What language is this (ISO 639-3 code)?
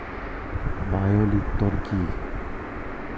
ben